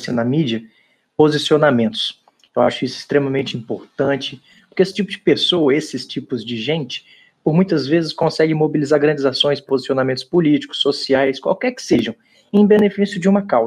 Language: Portuguese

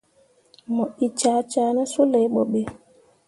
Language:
Mundang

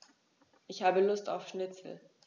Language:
German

